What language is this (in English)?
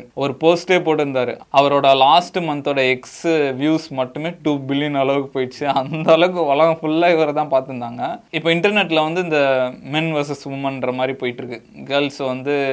Tamil